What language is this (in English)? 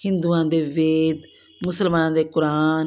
Punjabi